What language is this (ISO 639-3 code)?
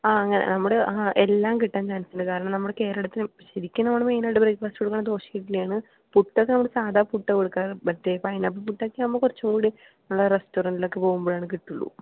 mal